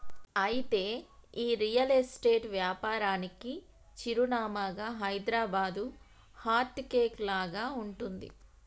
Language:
Telugu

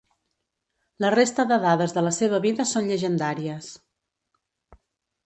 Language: Catalan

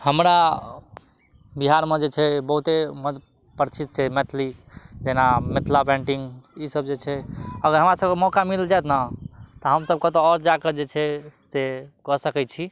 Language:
Maithili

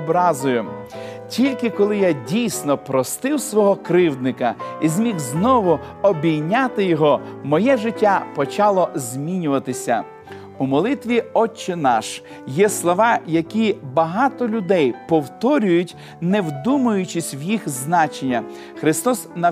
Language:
Ukrainian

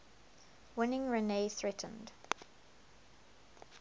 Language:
English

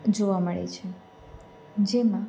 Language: Gujarati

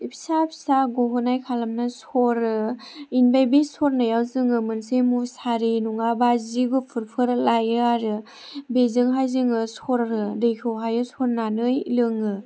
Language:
Bodo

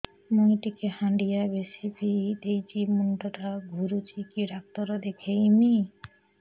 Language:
Odia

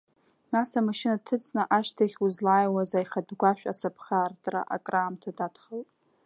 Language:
Abkhazian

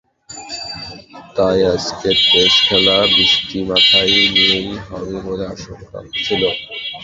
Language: Bangla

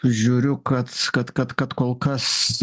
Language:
Lithuanian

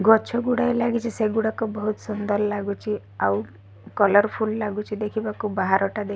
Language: Odia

